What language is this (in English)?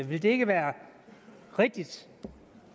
Danish